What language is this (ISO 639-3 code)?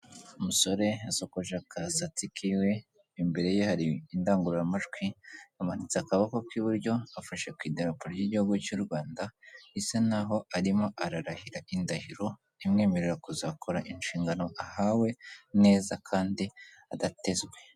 kin